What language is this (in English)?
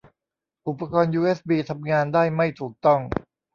Thai